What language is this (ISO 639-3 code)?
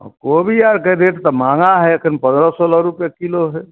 mai